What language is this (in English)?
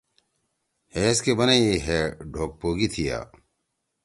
Torwali